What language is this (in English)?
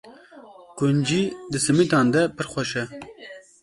Kurdish